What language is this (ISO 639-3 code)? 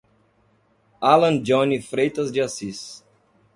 por